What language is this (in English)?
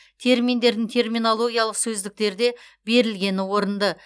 Kazakh